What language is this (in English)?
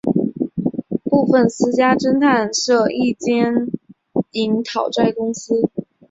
Chinese